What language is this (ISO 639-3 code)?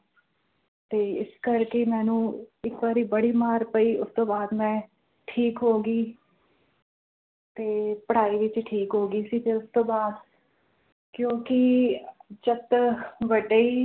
pan